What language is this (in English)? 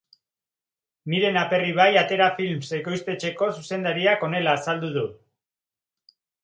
Basque